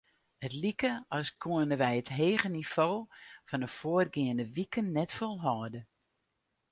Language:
Western Frisian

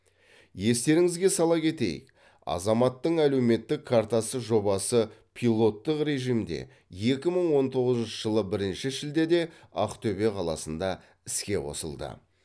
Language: Kazakh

